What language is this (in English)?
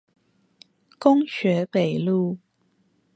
Chinese